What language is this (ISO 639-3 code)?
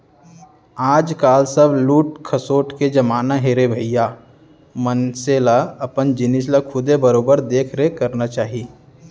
hne